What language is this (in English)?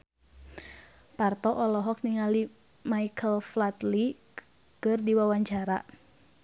Sundanese